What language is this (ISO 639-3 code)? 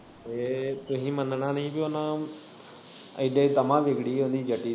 pan